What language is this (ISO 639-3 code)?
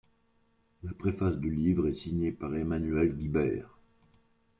fra